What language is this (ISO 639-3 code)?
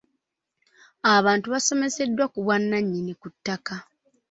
lug